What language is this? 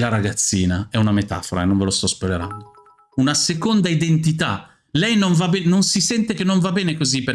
Italian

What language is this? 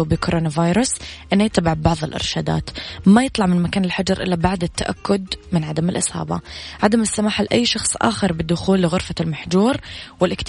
Arabic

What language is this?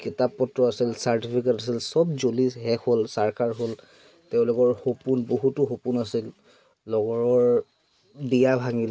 Assamese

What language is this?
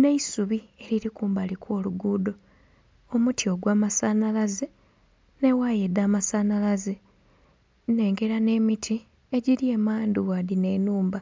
Soga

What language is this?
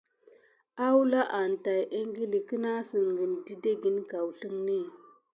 Gidar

